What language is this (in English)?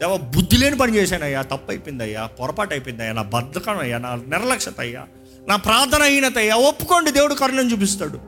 Telugu